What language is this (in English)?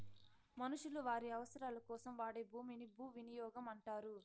Telugu